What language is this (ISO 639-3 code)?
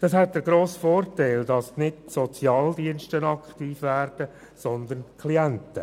gsw